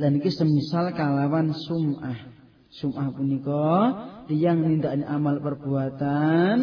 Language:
Malay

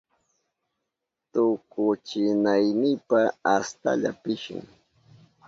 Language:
Southern Pastaza Quechua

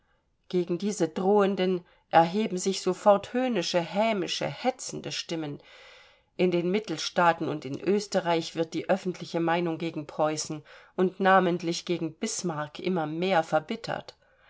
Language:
German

